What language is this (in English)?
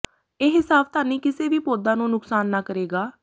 Punjabi